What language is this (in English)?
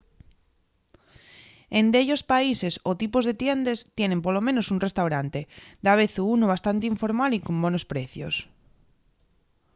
Asturian